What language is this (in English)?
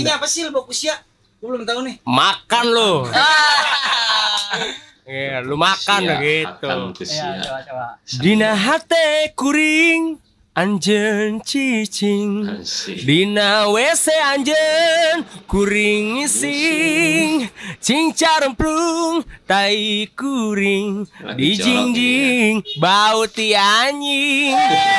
Indonesian